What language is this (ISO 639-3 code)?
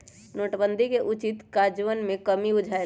mag